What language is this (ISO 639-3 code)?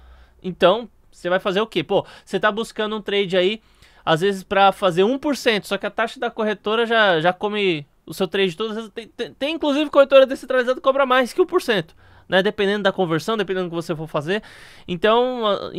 por